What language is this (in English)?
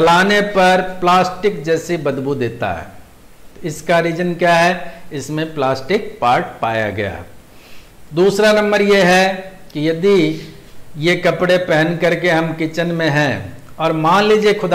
Hindi